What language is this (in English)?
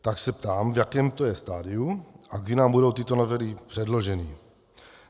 Czech